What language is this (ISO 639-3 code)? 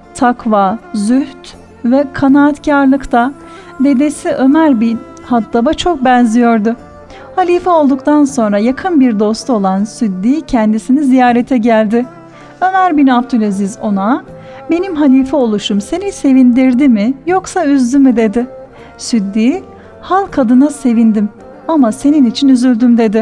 tur